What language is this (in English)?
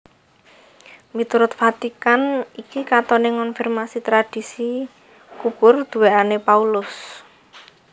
Javanese